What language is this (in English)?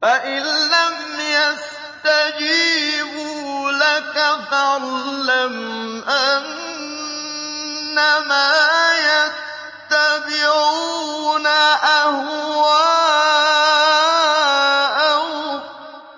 Arabic